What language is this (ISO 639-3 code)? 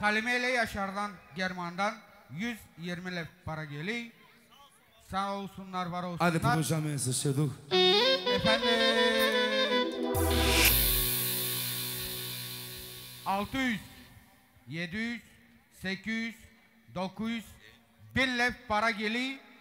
tur